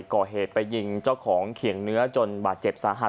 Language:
Thai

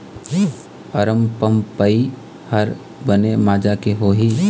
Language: Chhattisgarhi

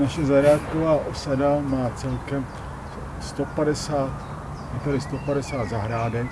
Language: Czech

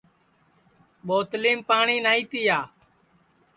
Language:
Sansi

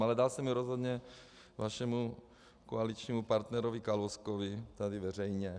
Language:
Czech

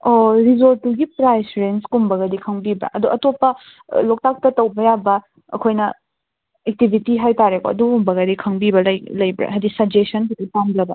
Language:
Manipuri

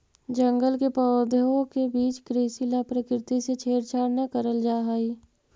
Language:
Magahi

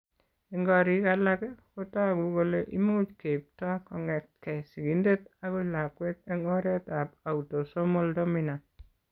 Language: Kalenjin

